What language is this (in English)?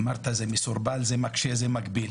Hebrew